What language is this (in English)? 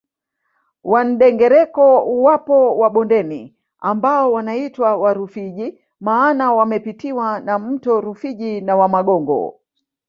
Swahili